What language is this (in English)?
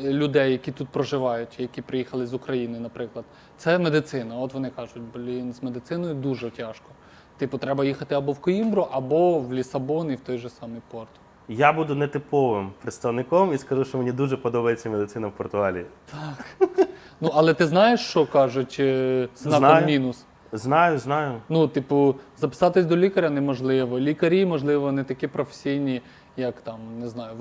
Ukrainian